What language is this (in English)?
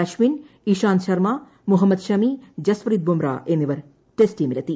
Malayalam